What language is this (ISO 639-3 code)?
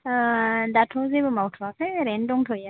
brx